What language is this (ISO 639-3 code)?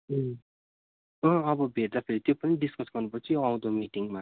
nep